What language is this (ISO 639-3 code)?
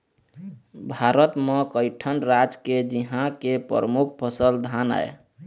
hne